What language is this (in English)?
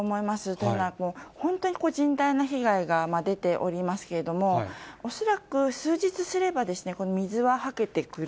Japanese